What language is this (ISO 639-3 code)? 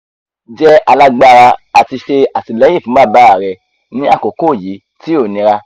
yor